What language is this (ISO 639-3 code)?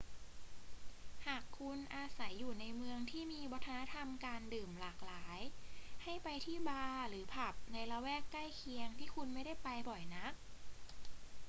tha